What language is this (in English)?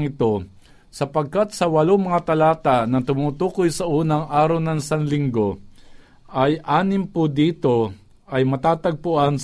Filipino